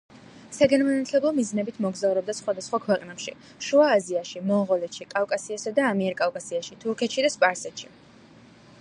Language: Georgian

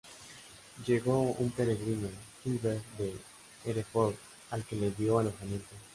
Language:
Spanish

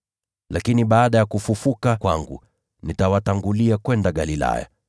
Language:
Swahili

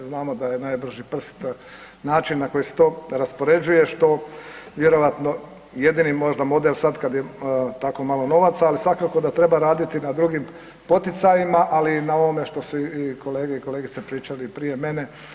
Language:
Croatian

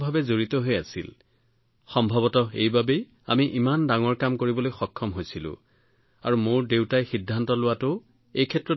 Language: Assamese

